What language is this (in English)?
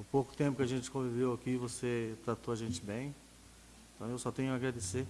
Portuguese